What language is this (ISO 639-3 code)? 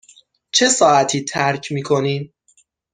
fas